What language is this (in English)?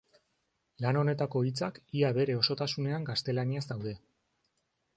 Basque